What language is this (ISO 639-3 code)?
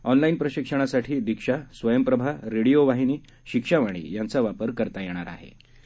mar